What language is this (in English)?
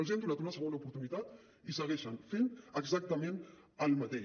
Catalan